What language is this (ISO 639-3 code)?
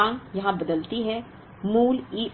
hin